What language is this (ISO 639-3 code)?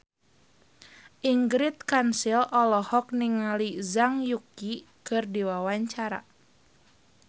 sun